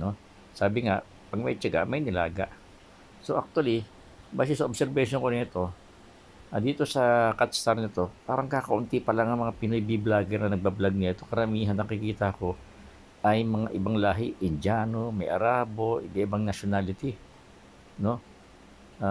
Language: Filipino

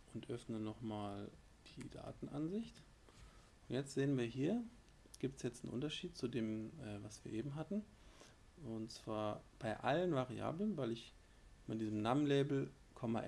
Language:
German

